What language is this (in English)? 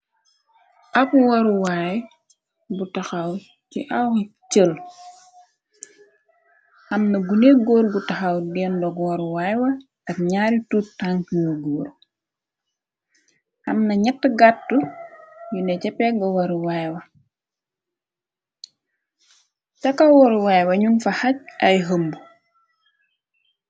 Wolof